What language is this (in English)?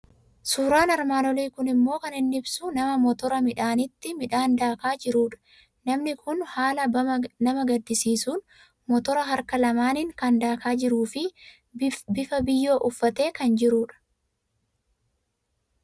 Oromo